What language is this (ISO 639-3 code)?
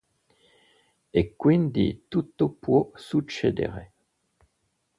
ita